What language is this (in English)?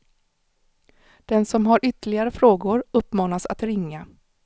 Swedish